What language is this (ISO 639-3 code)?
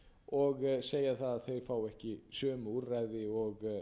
isl